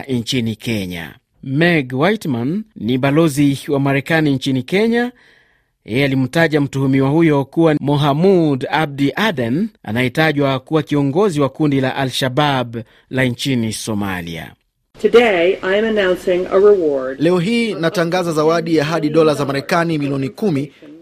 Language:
Swahili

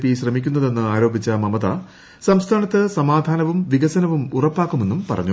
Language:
Malayalam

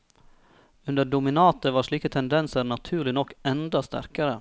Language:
Norwegian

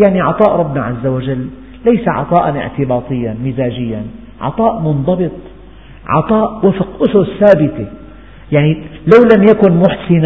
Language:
Arabic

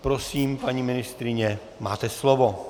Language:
Czech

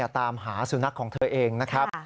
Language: Thai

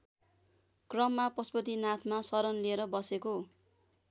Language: Nepali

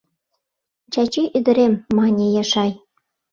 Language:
Mari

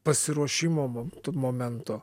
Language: Lithuanian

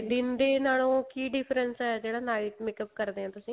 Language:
Punjabi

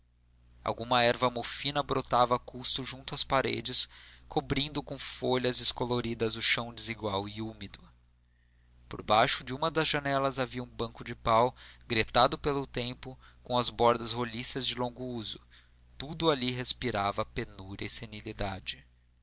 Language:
Portuguese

